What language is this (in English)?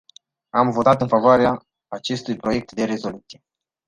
Romanian